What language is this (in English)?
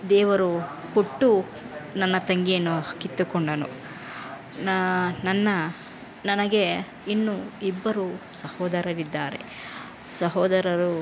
Kannada